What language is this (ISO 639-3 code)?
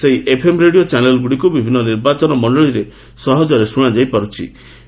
ori